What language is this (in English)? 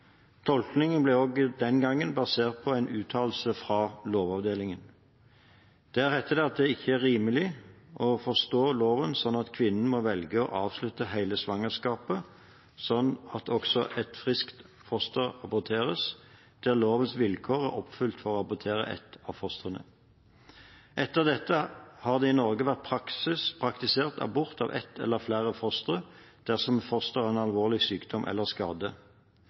Norwegian Bokmål